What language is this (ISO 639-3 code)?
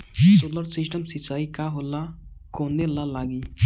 bho